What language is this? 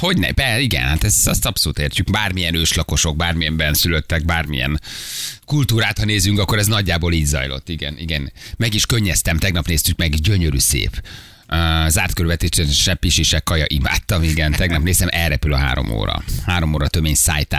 Hungarian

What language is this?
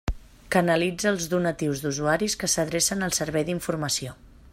Catalan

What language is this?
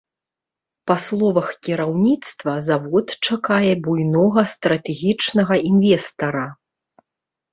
Belarusian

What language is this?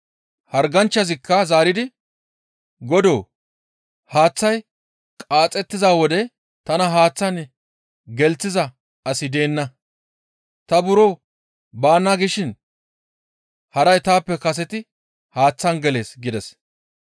Gamo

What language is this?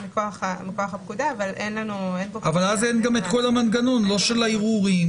Hebrew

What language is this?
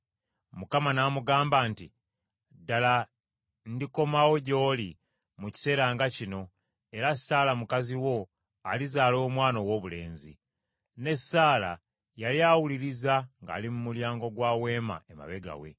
Ganda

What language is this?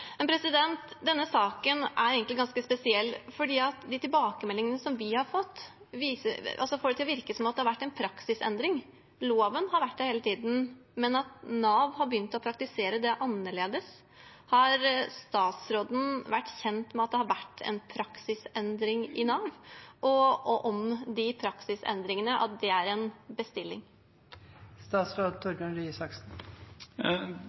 Norwegian Bokmål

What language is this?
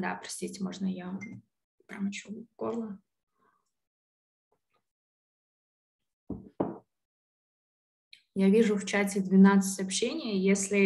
Russian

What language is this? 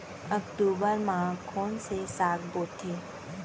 Chhattisgarhi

